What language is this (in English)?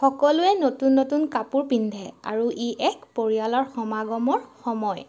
Assamese